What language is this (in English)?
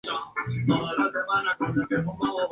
Spanish